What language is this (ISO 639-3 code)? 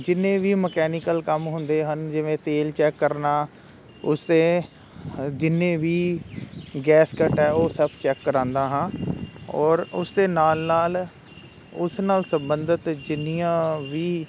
pan